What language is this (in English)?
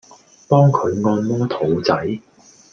Cantonese